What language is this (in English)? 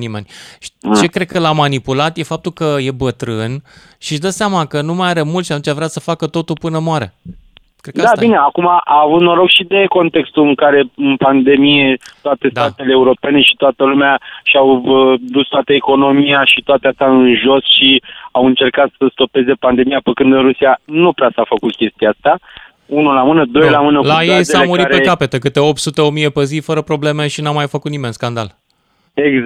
Romanian